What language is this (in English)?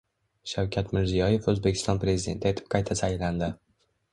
Uzbek